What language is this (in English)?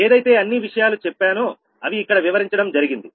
Telugu